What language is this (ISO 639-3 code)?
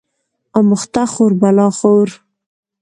pus